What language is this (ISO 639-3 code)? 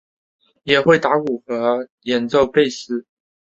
zho